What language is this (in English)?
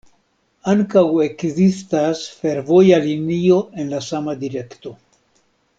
Esperanto